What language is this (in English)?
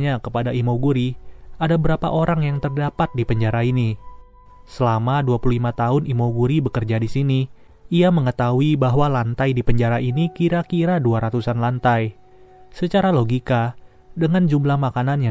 Indonesian